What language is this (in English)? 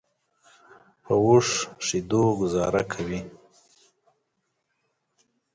Pashto